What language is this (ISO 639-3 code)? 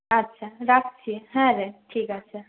ben